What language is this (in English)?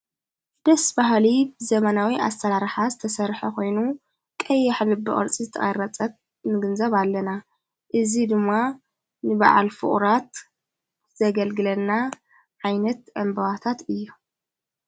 Tigrinya